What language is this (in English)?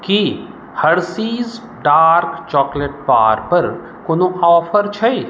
Maithili